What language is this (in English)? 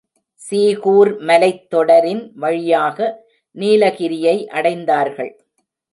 Tamil